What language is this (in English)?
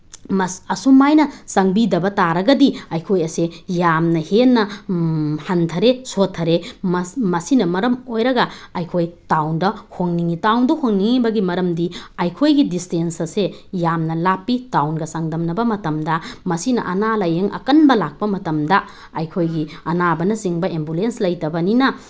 Manipuri